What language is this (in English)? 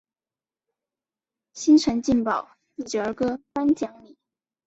Chinese